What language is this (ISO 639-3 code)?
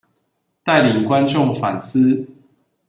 zho